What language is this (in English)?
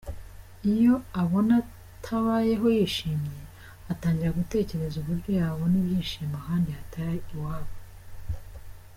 Kinyarwanda